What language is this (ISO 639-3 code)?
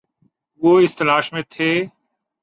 urd